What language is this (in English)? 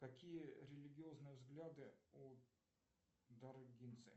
Russian